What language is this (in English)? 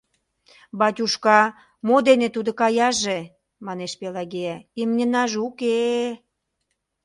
Mari